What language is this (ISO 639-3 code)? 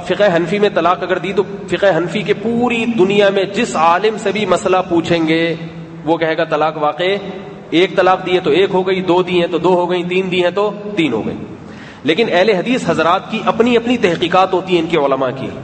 urd